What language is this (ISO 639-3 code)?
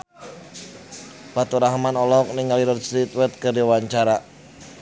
sun